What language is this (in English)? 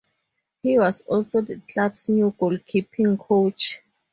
English